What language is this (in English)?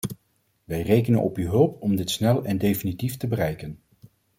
Dutch